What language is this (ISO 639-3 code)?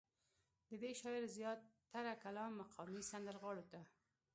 pus